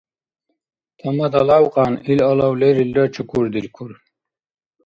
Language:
Dargwa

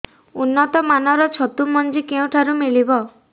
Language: Odia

